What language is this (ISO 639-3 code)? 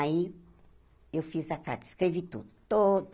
por